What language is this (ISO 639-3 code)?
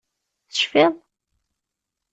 kab